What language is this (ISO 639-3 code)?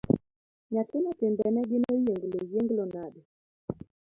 luo